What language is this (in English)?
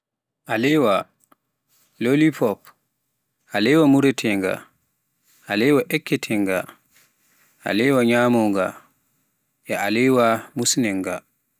Pular